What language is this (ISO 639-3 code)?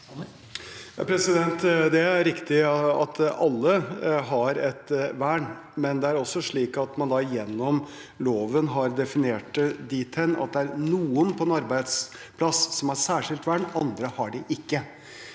nor